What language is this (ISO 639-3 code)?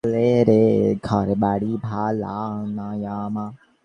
ben